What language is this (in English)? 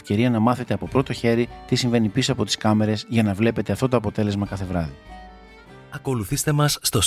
Greek